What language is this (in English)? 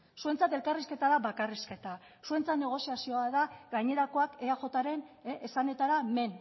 Basque